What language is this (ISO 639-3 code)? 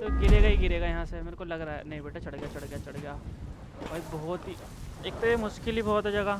hin